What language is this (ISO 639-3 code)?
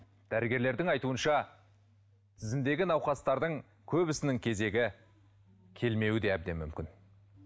kaz